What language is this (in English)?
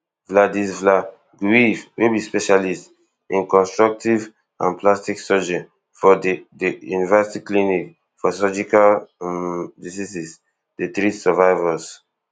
Nigerian Pidgin